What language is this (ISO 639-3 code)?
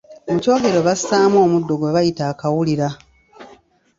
lug